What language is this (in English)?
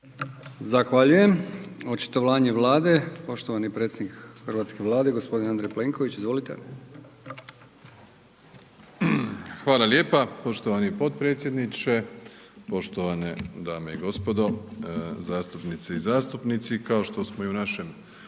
Croatian